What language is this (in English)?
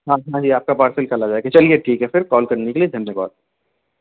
Urdu